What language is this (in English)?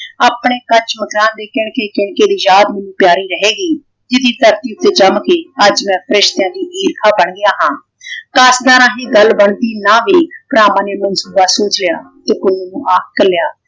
Punjabi